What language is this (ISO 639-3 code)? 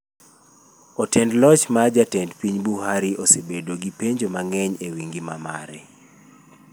luo